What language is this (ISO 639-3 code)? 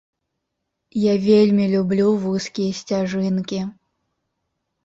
bel